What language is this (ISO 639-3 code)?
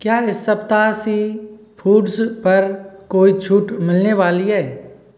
hin